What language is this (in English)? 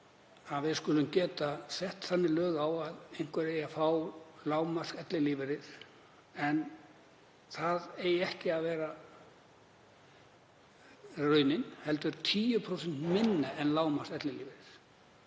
Icelandic